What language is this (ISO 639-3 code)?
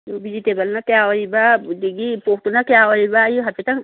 mni